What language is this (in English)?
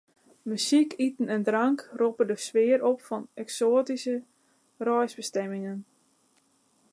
Western Frisian